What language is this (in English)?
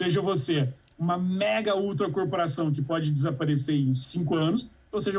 Portuguese